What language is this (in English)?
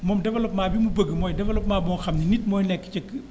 Wolof